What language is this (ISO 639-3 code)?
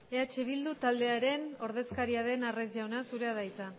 eus